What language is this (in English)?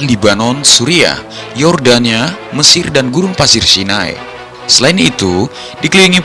Indonesian